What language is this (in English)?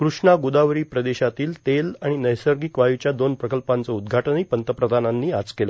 Marathi